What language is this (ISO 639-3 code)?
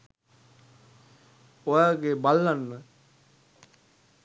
sin